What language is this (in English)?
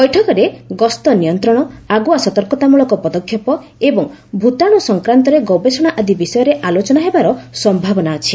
Odia